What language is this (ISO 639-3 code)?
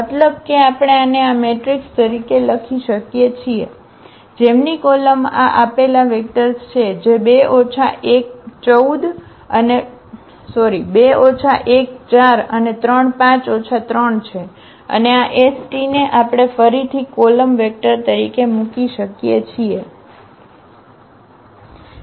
guj